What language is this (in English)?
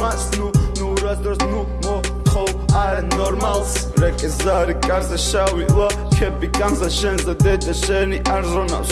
Georgian